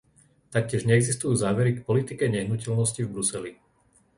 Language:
Slovak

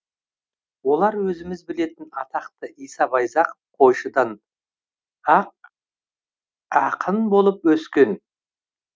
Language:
Kazakh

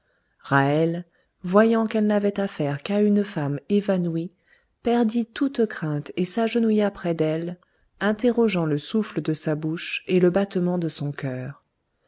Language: French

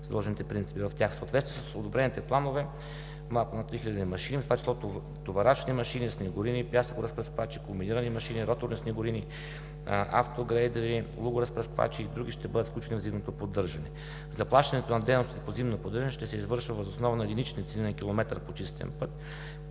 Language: Bulgarian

